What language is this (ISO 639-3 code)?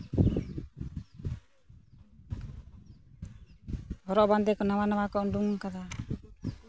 sat